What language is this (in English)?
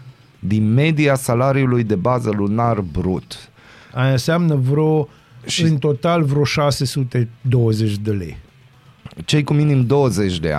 Romanian